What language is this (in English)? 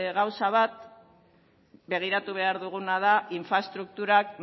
Basque